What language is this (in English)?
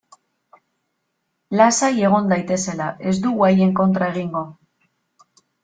Basque